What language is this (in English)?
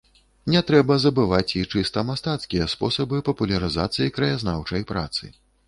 Belarusian